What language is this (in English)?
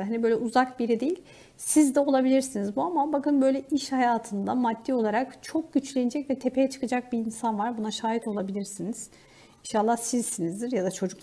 Turkish